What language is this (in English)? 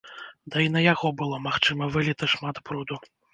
Belarusian